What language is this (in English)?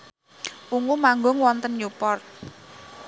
Javanese